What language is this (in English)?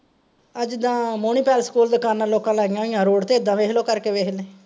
Punjabi